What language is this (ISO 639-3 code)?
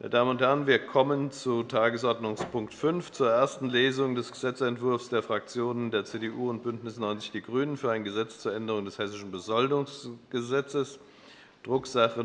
deu